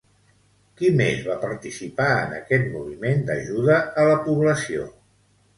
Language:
Catalan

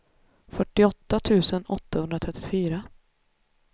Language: Swedish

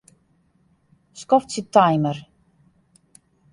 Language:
Western Frisian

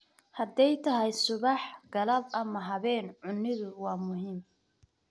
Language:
Somali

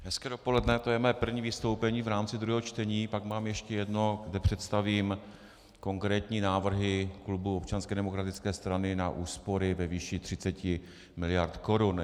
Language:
Czech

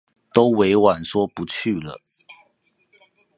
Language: Chinese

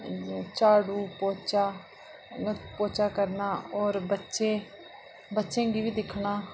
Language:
Dogri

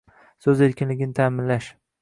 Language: Uzbek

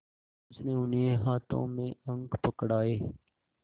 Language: Hindi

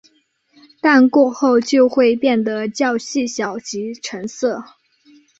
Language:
Chinese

